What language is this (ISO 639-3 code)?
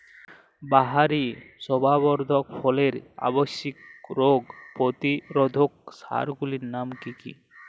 ben